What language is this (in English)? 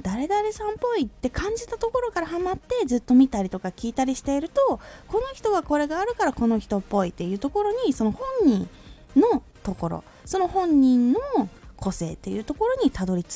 Japanese